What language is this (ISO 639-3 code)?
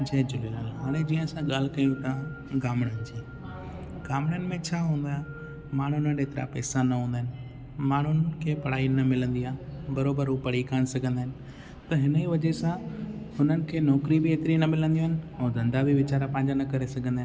snd